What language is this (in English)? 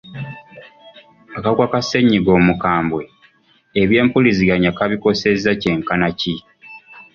Ganda